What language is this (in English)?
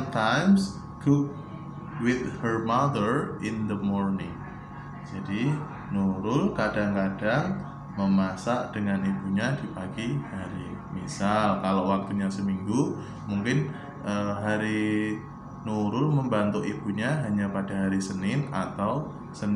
Indonesian